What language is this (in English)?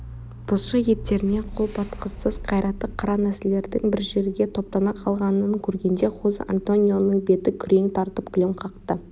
Kazakh